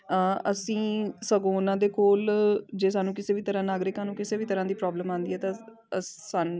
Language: Punjabi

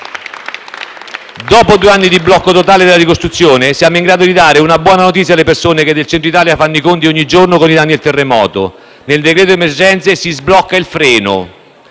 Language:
Italian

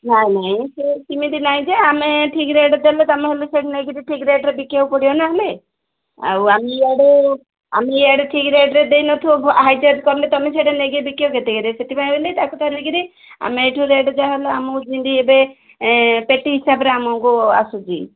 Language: Odia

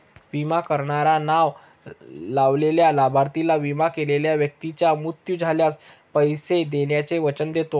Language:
Marathi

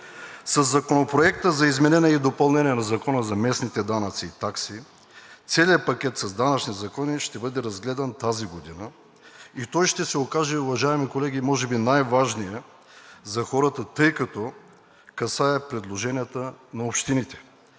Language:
Bulgarian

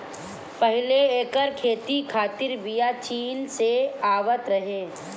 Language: Bhojpuri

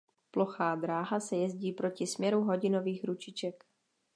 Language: Czech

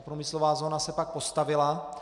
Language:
Czech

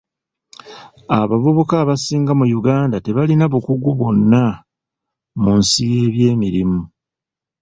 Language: Ganda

